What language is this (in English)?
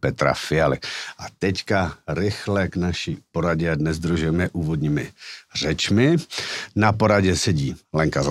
Czech